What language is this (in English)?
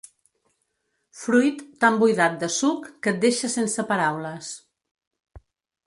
Catalan